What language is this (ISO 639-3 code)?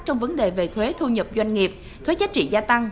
vie